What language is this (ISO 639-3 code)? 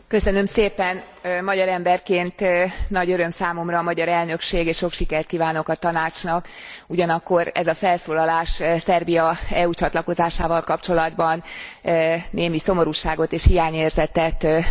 hun